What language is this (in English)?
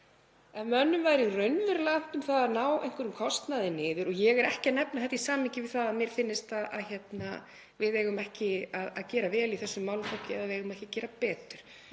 Icelandic